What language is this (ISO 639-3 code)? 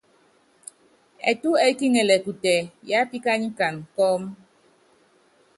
yav